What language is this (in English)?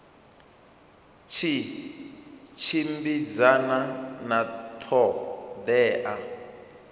Venda